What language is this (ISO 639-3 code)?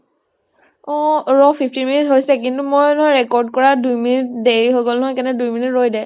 asm